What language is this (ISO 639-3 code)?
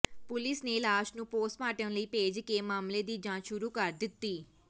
pan